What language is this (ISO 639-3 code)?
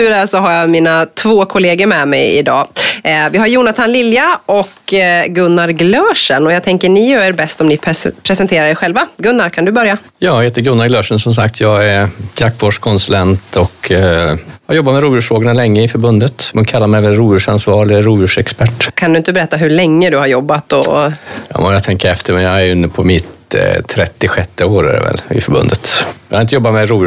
swe